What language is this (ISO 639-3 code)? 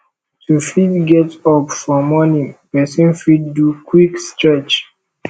pcm